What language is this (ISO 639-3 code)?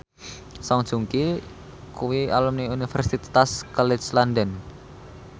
jav